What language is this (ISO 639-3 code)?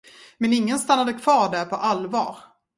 swe